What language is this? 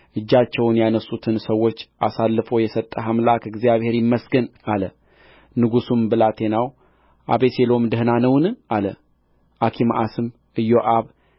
Amharic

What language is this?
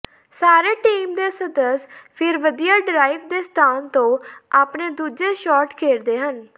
Punjabi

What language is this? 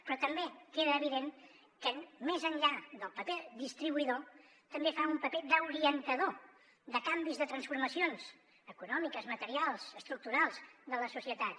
Catalan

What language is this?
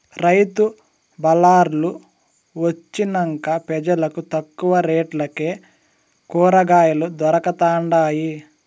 Telugu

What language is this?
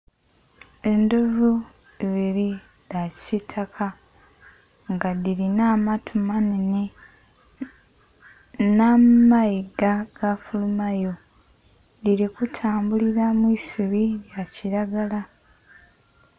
Soga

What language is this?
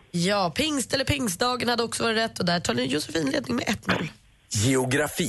Swedish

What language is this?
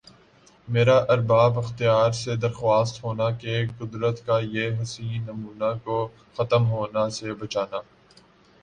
Urdu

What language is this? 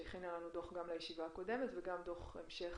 Hebrew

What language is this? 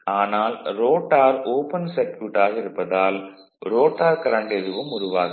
Tamil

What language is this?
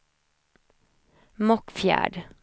Swedish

